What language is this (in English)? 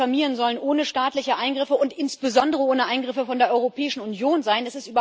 German